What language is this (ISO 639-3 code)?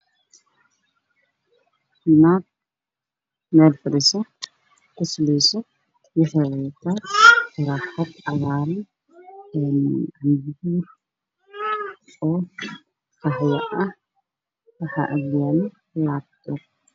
som